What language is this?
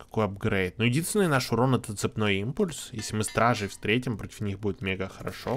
Russian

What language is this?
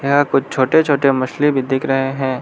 Hindi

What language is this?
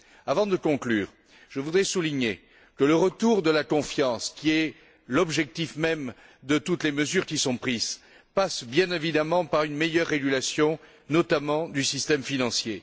French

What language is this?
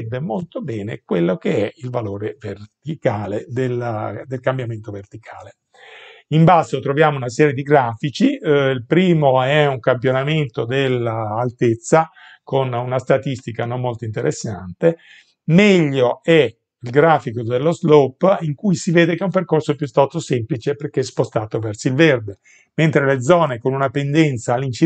Italian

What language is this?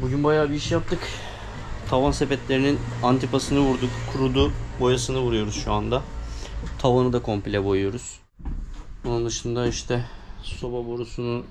Turkish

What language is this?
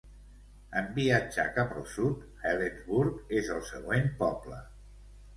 Catalan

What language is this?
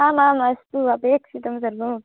Sanskrit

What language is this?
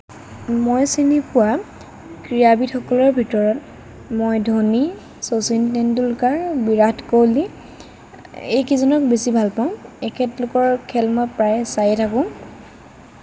Assamese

